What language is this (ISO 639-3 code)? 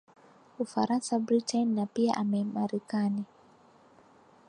swa